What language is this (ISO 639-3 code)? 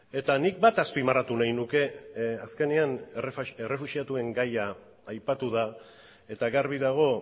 eus